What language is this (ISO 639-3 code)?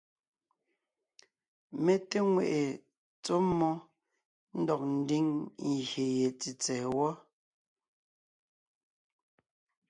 nnh